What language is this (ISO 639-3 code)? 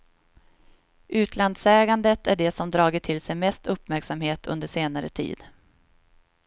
swe